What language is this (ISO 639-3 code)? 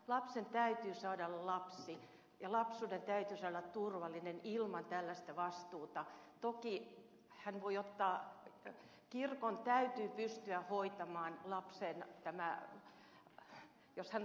fin